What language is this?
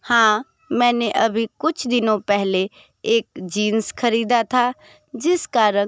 Hindi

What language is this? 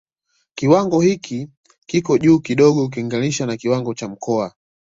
Swahili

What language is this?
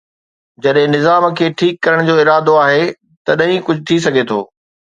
Sindhi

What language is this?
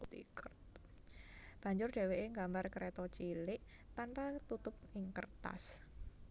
Javanese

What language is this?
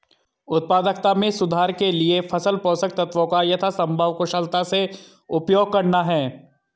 Hindi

